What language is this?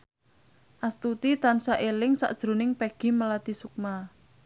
Javanese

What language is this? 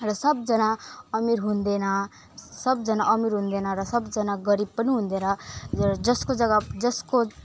Nepali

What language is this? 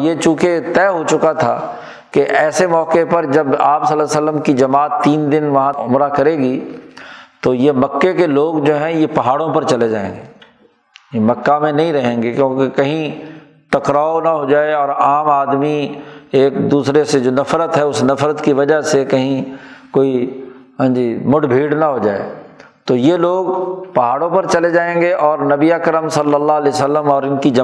Urdu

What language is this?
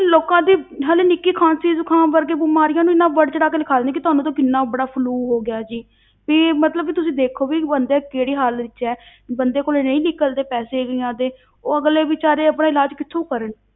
Punjabi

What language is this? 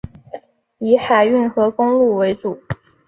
Chinese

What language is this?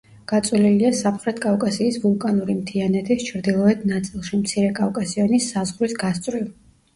Georgian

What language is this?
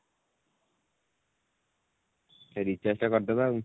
Odia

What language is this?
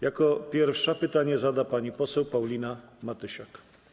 Polish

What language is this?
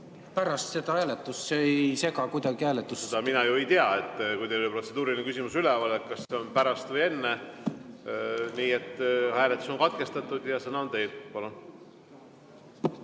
Estonian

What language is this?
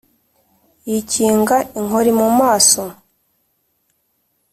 Kinyarwanda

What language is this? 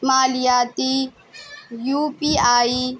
Urdu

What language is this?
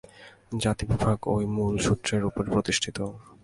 Bangla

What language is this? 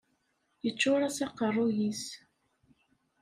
Kabyle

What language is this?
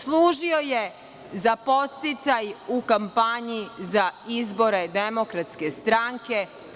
Serbian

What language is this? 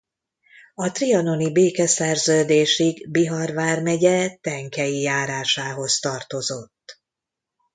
Hungarian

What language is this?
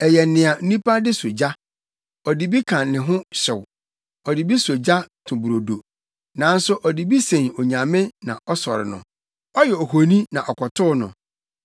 Akan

